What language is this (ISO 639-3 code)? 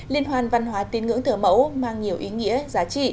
vie